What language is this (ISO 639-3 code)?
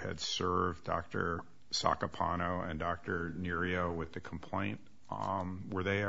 eng